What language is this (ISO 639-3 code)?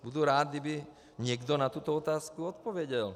ces